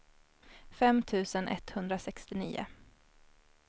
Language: Swedish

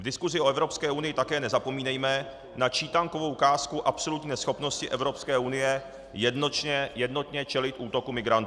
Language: Czech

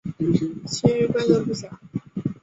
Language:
Chinese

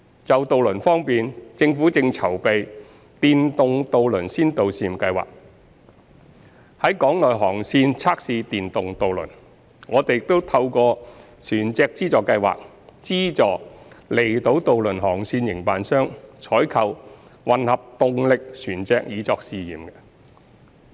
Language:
Cantonese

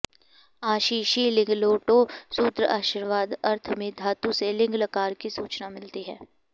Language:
Sanskrit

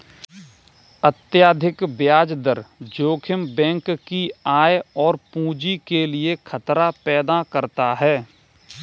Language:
Hindi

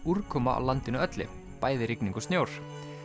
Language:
Icelandic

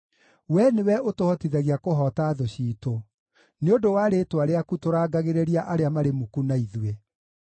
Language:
Kikuyu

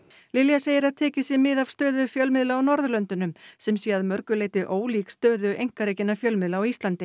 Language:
Icelandic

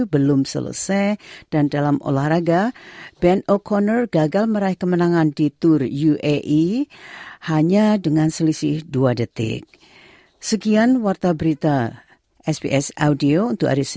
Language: Indonesian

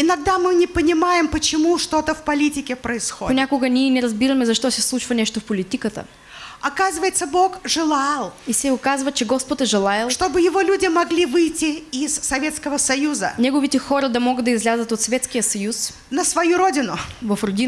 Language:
Russian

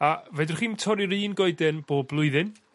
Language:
Welsh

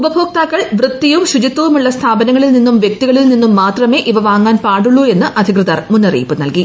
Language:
Malayalam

